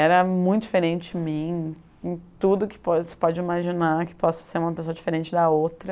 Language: Portuguese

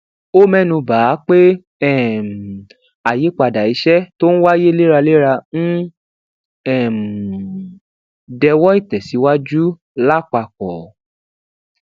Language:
Yoruba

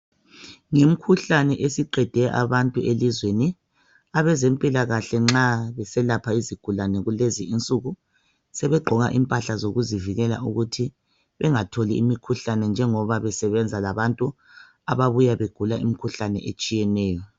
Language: North Ndebele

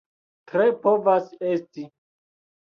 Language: Esperanto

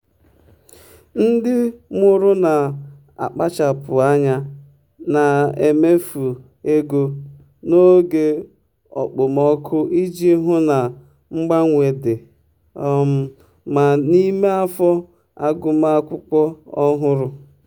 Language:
Igbo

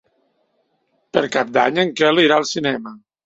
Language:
Catalan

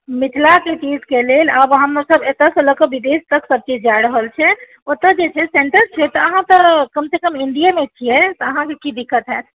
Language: Maithili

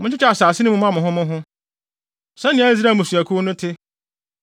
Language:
Akan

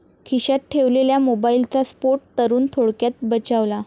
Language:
Marathi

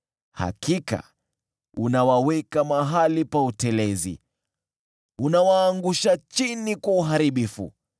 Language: Swahili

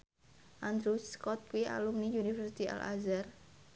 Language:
Javanese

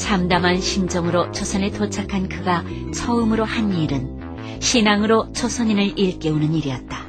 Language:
Korean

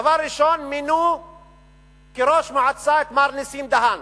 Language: Hebrew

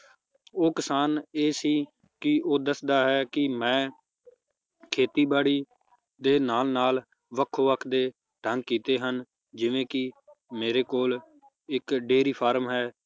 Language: Punjabi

